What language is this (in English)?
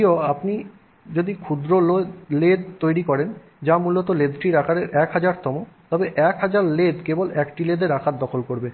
Bangla